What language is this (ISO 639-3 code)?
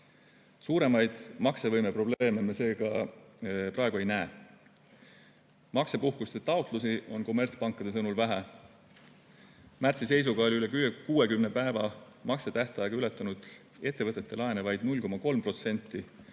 est